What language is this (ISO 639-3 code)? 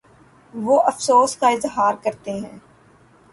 urd